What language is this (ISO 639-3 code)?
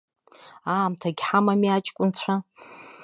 abk